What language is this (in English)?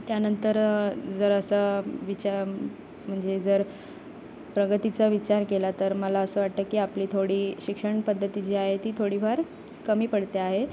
Marathi